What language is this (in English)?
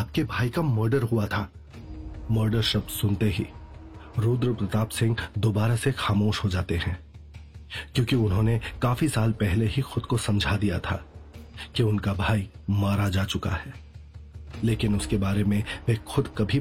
Hindi